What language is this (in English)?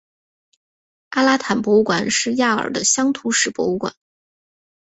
Chinese